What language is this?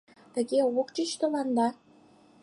Mari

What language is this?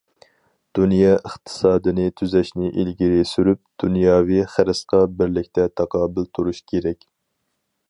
Uyghur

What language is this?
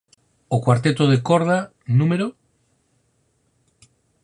Galician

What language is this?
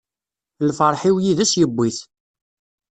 Kabyle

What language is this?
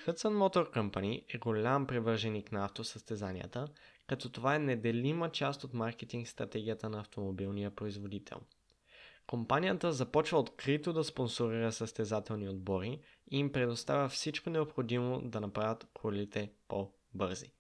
Bulgarian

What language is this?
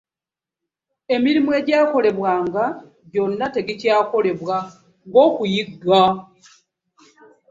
Ganda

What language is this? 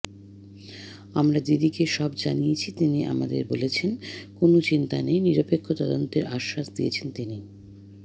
Bangla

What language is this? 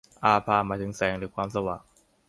Thai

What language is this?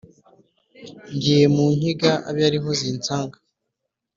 Kinyarwanda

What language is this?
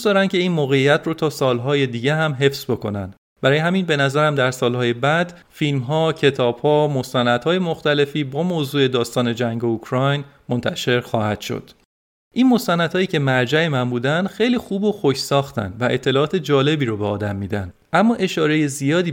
Persian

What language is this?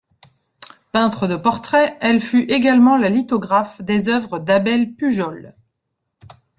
French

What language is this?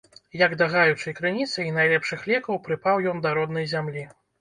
Belarusian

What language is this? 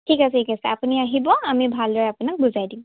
Assamese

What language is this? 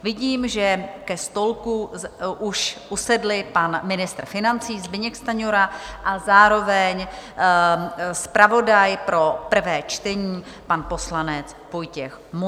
Czech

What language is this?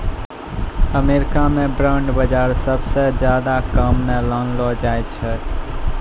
Maithili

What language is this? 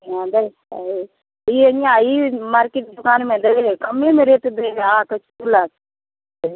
Maithili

